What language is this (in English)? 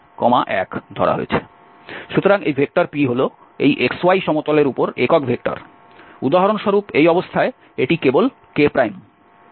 Bangla